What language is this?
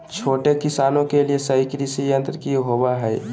Magahi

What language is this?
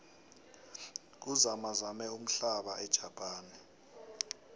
South Ndebele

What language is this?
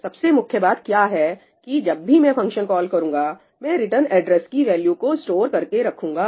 Hindi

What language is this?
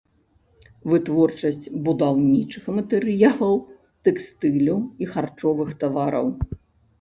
Belarusian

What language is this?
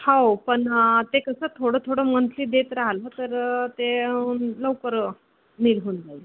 Marathi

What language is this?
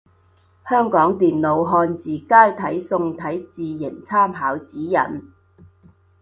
Cantonese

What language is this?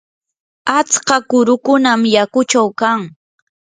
Yanahuanca Pasco Quechua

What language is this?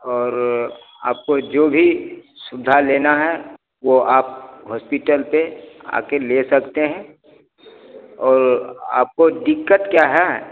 Hindi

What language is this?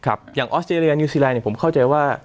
Thai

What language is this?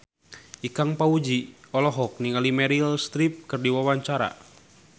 Sundanese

